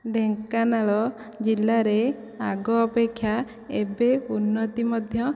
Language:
Odia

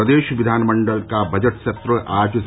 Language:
Hindi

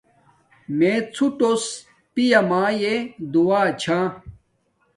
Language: Domaaki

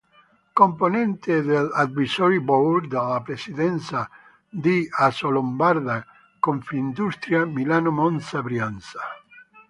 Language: Italian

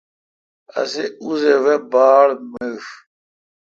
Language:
Kalkoti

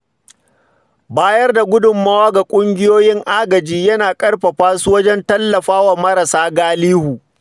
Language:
Hausa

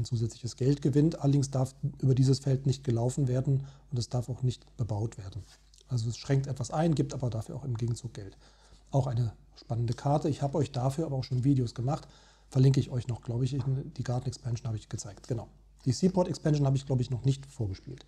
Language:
German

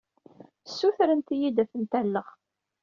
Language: Kabyle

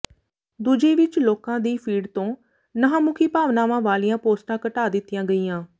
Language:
Punjabi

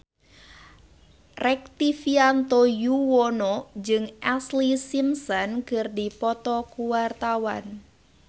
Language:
Sundanese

